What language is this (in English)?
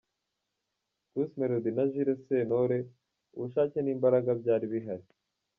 Kinyarwanda